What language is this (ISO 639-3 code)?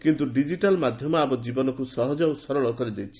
ori